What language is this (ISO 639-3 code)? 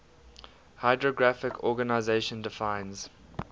eng